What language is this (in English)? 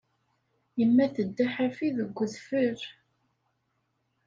Kabyle